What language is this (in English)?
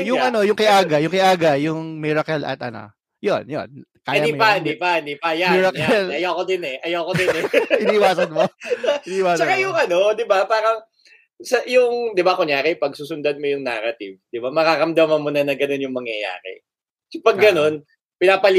Filipino